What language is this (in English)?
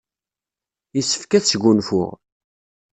Kabyle